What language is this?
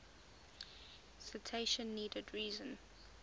English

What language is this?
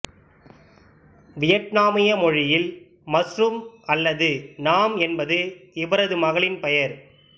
Tamil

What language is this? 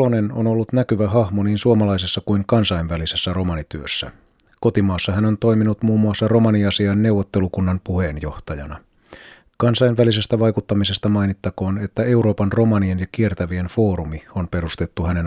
Finnish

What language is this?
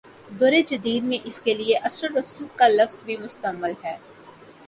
Urdu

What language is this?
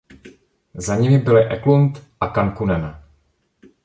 Czech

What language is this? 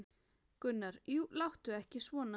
Icelandic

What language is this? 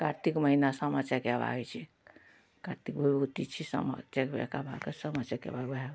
Maithili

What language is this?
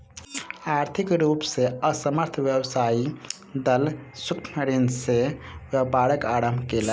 Maithili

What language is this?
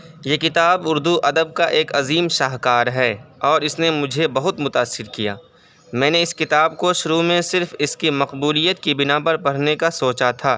Urdu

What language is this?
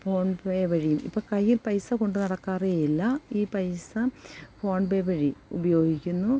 Malayalam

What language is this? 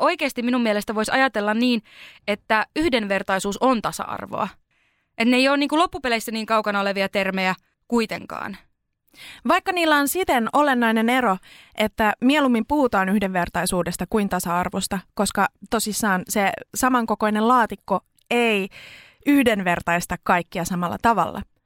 Finnish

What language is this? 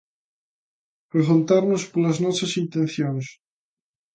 Galician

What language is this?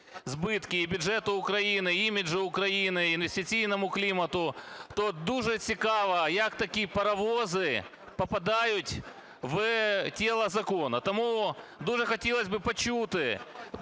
Ukrainian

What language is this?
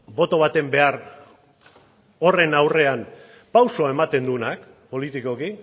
Basque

